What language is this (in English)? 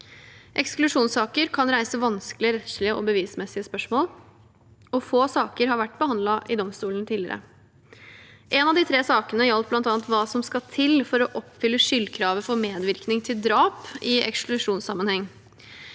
Norwegian